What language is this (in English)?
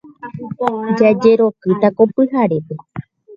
Guarani